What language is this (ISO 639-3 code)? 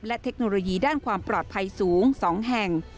tha